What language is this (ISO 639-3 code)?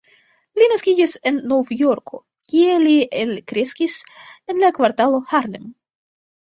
epo